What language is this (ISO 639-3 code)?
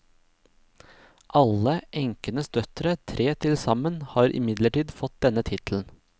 nor